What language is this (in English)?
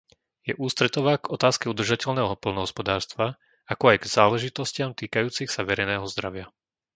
Slovak